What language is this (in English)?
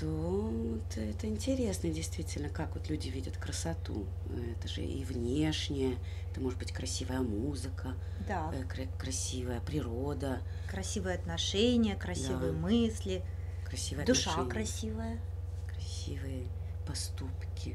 Russian